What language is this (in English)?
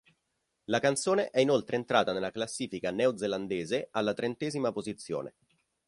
Italian